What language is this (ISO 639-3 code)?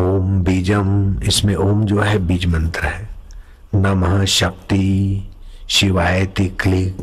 hin